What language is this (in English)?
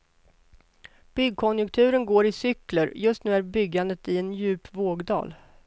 Swedish